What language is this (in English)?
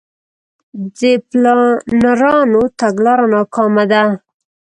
Pashto